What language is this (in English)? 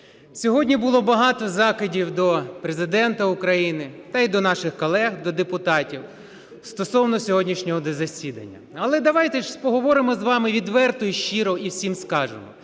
Ukrainian